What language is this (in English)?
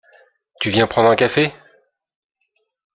French